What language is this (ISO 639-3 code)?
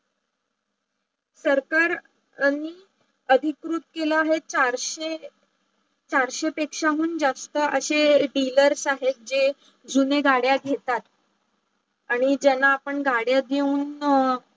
mar